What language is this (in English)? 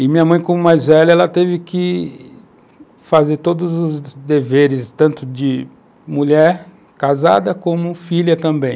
Portuguese